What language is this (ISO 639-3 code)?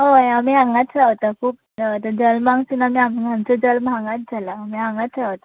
kok